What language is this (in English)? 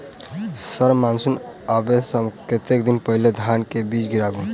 Maithili